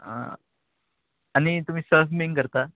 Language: Konkani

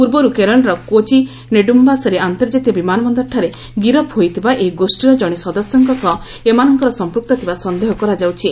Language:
Odia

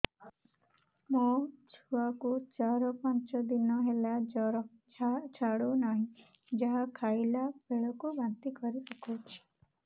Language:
Odia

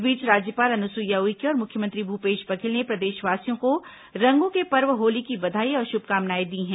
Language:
Hindi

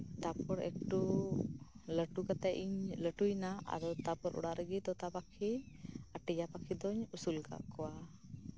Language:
Santali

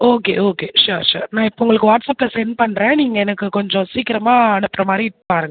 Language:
Tamil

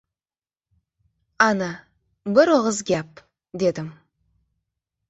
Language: Uzbek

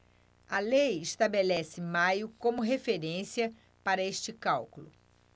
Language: Portuguese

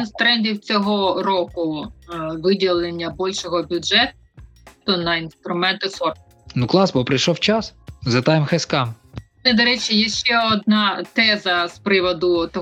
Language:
Ukrainian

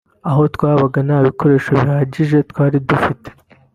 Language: Kinyarwanda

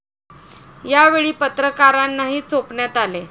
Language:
Marathi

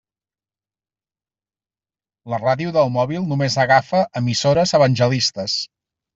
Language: Catalan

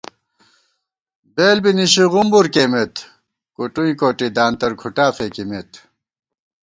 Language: Gawar-Bati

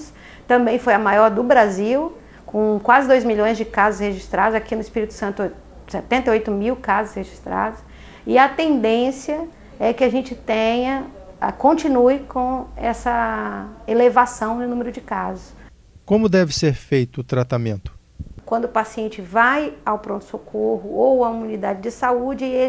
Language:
Portuguese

